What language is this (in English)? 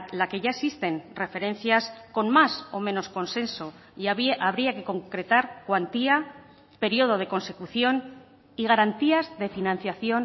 Spanish